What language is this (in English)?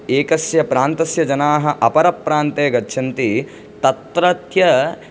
Sanskrit